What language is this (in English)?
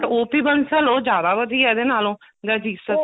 Punjabi